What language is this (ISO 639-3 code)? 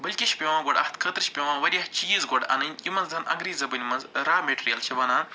kas